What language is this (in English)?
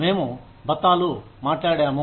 Telugu